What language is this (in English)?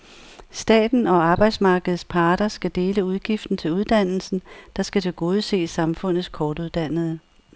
Danish